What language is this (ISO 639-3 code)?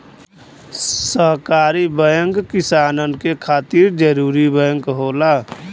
bho